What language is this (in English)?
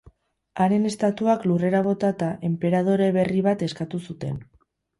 Basque